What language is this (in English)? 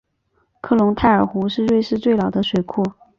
Chinese